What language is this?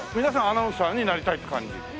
Japanese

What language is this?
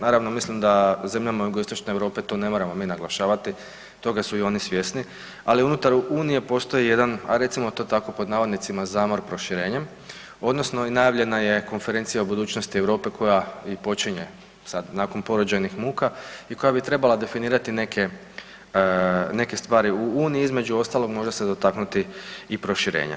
Croatian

